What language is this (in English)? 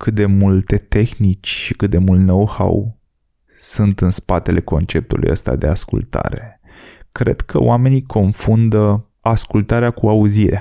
Romanian